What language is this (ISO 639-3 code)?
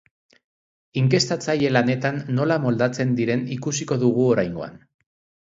eus